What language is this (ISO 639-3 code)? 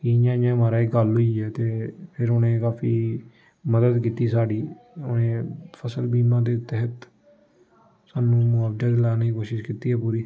doi